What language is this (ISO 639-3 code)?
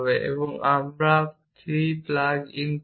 ben